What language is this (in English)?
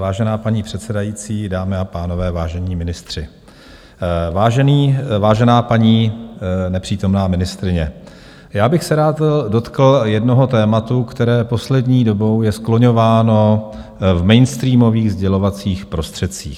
Czech